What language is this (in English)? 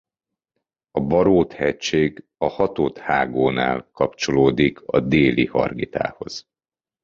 Hungarian